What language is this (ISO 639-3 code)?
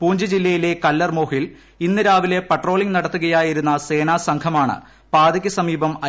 mal